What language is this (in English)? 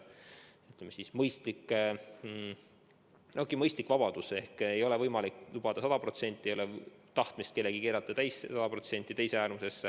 Estonian